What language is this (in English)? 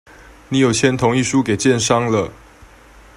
Chinese